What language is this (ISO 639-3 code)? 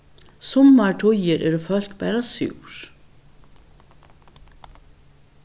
fao